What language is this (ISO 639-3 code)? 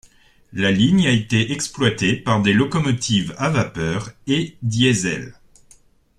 fra